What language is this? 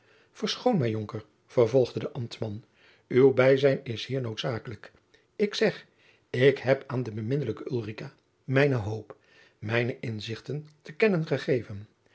Dutch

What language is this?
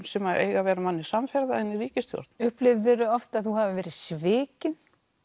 Icelandic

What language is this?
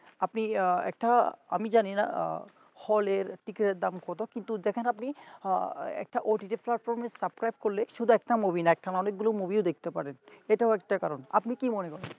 Bangla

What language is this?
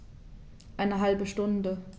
German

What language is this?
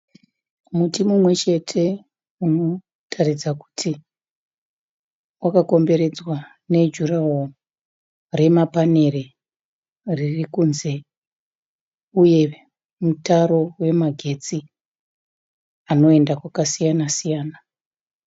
Shona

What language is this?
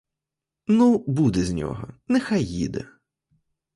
Ukrainian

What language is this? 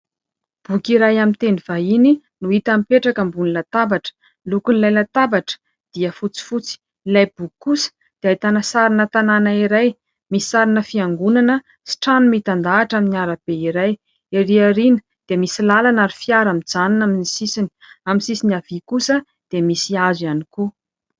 Malagasy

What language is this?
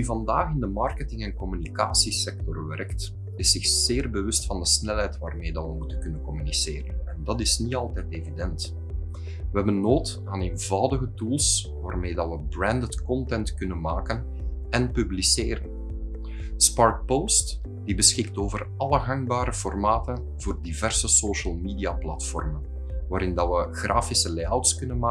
Dutch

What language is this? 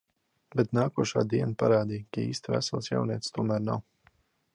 Latvian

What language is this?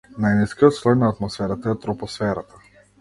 Macedonian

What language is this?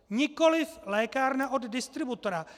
Czech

